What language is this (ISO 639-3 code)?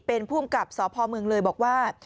tha